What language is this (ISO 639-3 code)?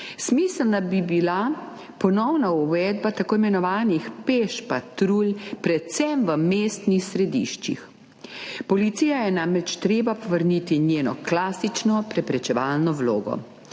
slv